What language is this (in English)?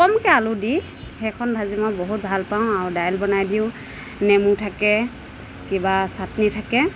Assamese